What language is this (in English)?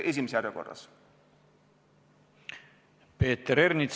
Estonian